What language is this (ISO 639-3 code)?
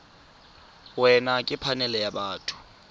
tsn